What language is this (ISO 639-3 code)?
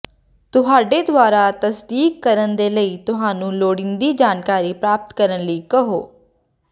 pan